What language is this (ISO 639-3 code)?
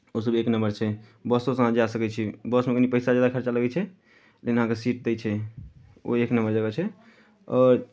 mai